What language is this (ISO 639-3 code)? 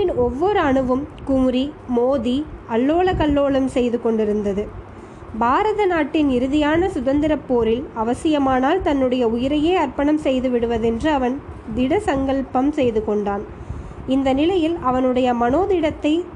tam